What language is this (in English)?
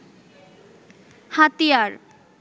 Bangla